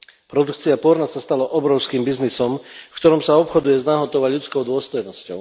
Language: Slovak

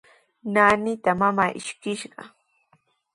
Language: Sihuas Ancash Quechua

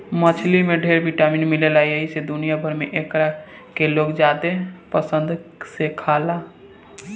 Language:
Bhojpuri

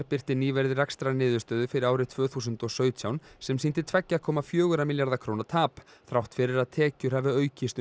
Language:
Icelandic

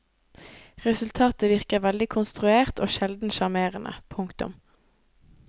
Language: Norwegian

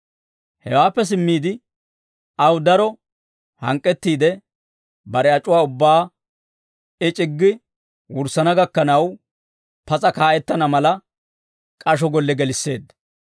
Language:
Dawro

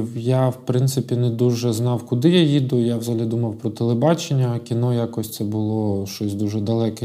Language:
Ukrainian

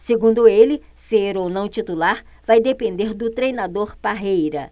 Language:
Portuguese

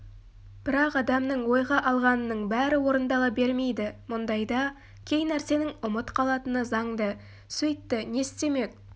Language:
Kazakh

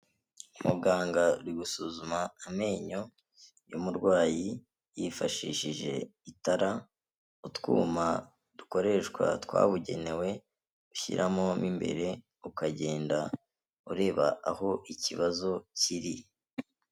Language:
Kinyarwanda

